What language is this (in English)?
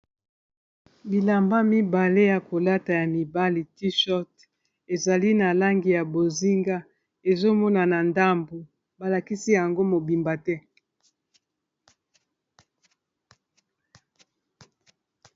Lingala